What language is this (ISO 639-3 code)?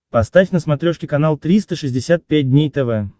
rus